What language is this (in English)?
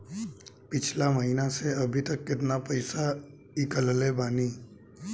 Bhojpuri